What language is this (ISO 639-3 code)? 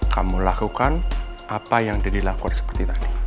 ind